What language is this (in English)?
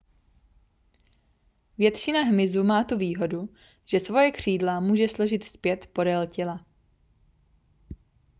Czech